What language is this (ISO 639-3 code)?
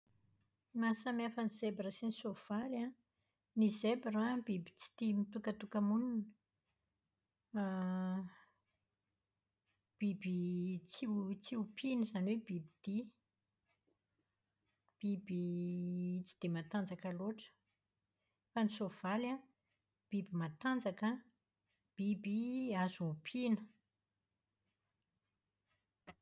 mlg